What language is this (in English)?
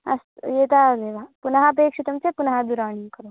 Sanskrit